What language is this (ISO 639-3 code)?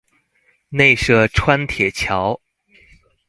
zho